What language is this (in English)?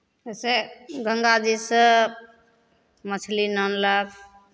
Maithili